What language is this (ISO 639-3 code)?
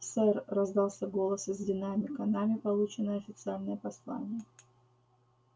rus